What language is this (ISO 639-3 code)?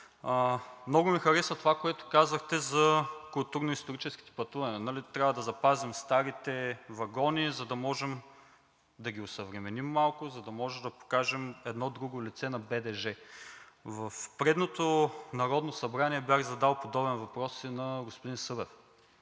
bul